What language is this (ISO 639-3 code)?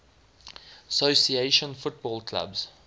eng